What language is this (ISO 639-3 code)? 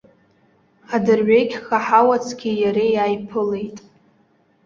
abk